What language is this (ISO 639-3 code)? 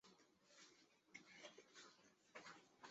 zho